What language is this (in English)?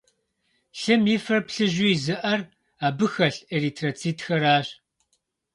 Kabardian